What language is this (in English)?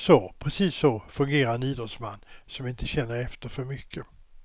Swedish